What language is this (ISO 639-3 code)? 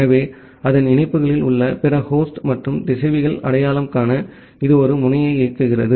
tam